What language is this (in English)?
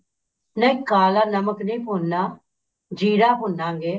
Punjabi